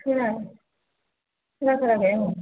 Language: Bodo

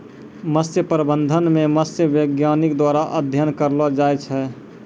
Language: Maithili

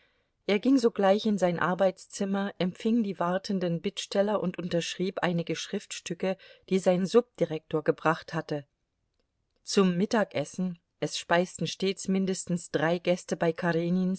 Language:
German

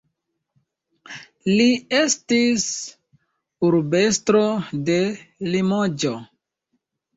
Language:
Esperanto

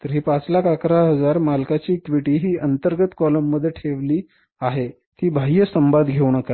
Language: Marathi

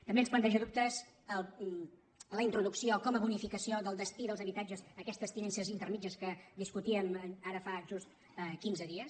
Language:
Catalan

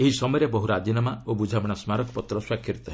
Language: Odia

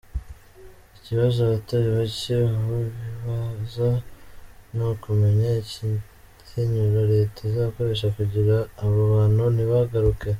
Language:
Kinyarwanda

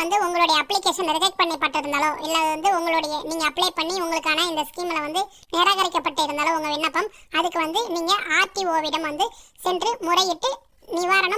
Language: Turkish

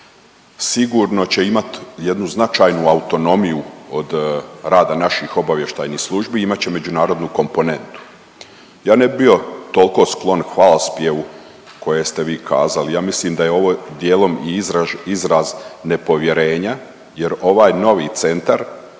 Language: Croatian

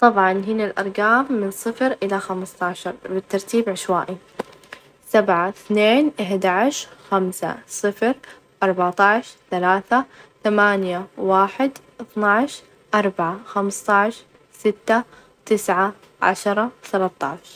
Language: Najdi Arabic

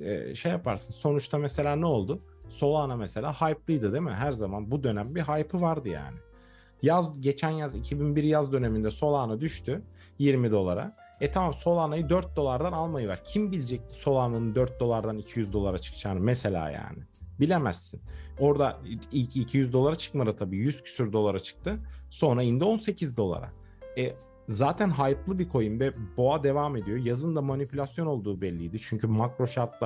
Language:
Turkish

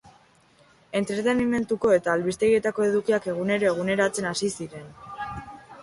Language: Basque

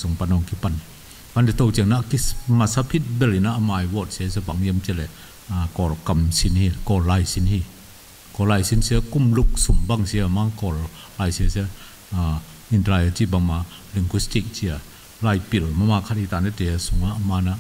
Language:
Thai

